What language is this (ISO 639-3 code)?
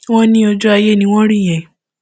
yor